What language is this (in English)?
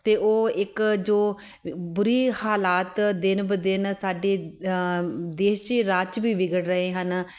Punjabi